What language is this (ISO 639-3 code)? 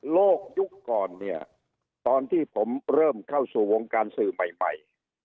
tha